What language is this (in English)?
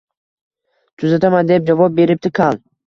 Uzbek